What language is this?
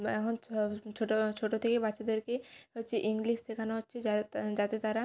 Bangla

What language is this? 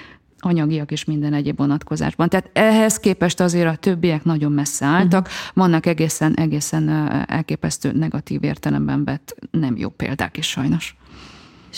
Hungarian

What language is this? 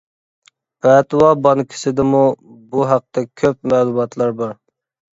Uyghur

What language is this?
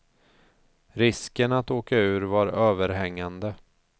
Swedish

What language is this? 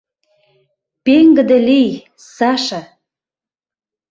Mari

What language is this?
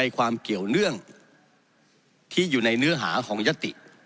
Thai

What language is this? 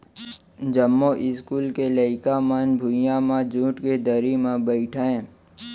Chhattisgarhi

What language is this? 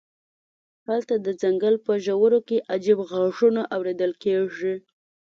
Pashto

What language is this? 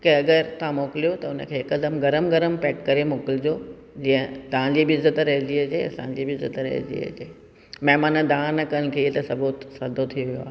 Sindhi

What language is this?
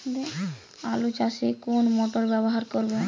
Bangla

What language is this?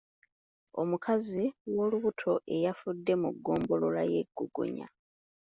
Ganda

